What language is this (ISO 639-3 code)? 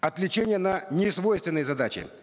kaz